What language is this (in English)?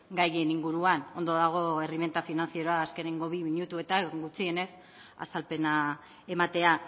Basque